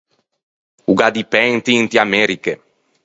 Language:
Ligurian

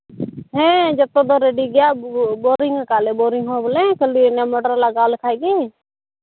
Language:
Santali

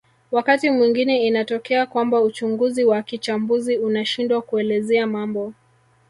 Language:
Swahili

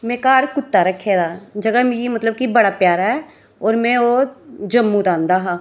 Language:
Dogri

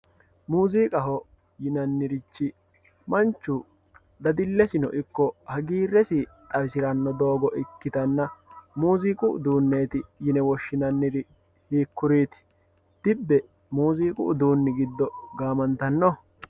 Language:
Sidamo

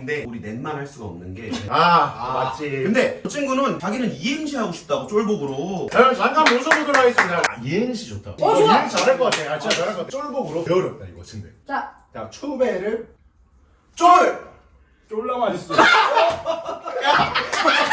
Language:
Korean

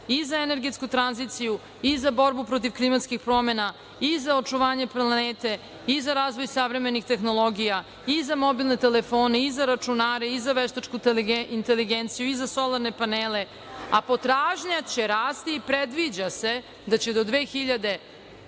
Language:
Serbian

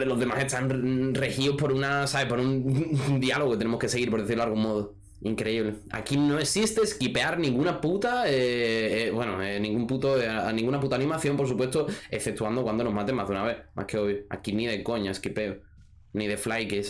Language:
Spanish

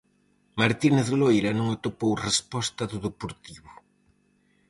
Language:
Galician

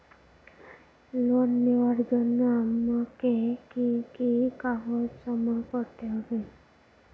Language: Bangla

